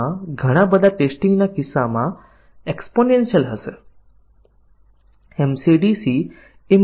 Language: Gujarati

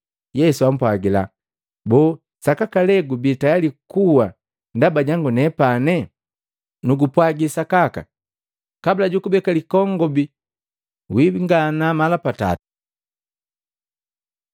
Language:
Matengo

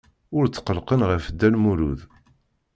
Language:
Kabyle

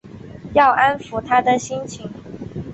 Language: Chinese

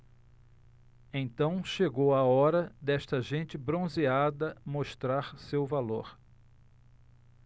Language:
Portuguese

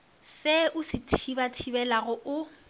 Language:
Northern Sotho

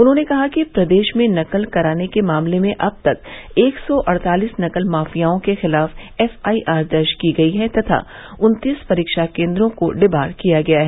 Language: Hindi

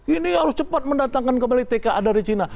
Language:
Indonesian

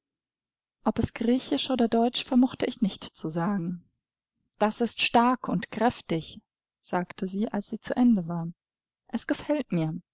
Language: German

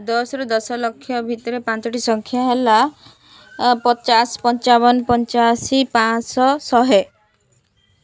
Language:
Odia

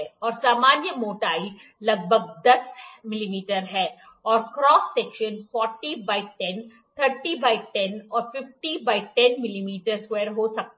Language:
Hindi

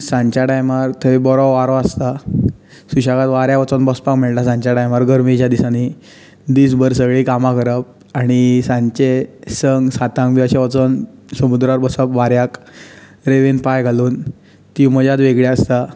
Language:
Konkani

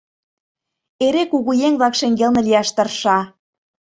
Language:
Mari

